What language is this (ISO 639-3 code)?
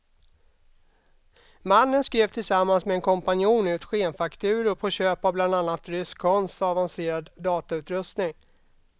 swe